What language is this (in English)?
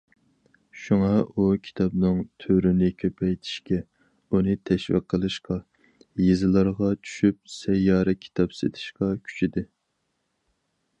Uyghur